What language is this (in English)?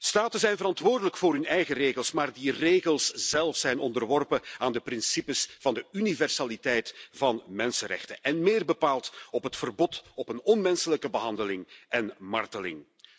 Dutch